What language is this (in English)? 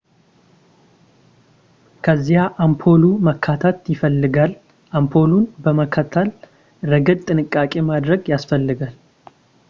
Amharic